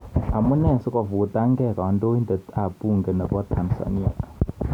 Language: Kalenjin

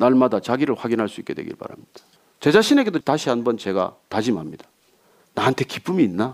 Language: Korean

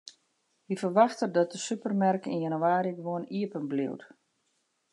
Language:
Western Frisian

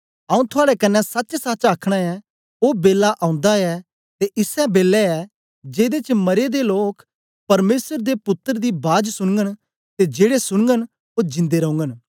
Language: Dogri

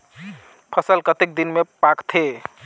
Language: Chhattisgarhi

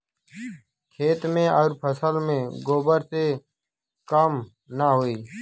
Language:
Bhojpuri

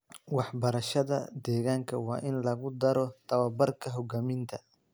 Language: Somali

